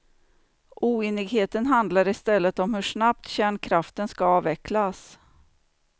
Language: Swedish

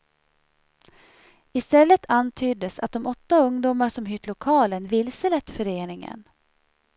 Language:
Swedish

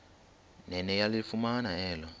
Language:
Xhosa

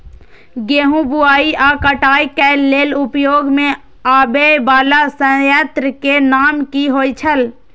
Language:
Maithili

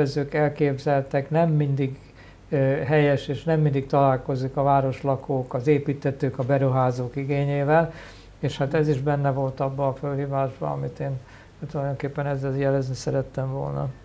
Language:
Hungarian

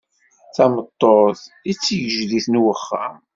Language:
Kabyle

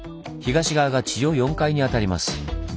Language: Japanese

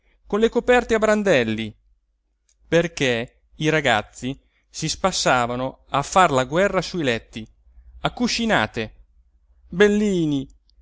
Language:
Italian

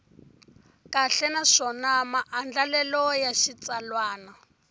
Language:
Tsonga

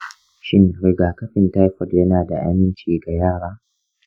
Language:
Hausa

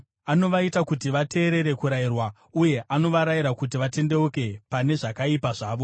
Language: Shona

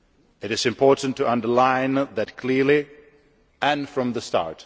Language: English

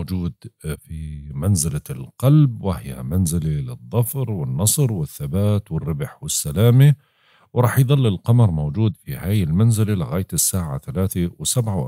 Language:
Arabic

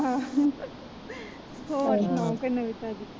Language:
Punjabi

